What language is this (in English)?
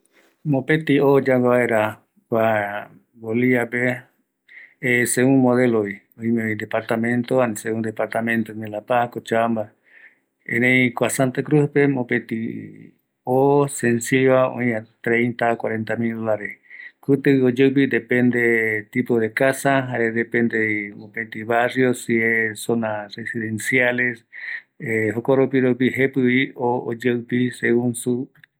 Eastern Bolivian Guaraní